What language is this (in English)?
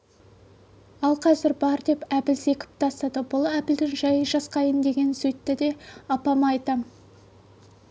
Kazakh